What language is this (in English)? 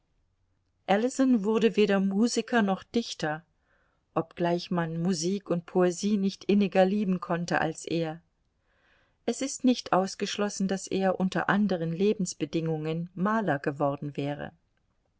German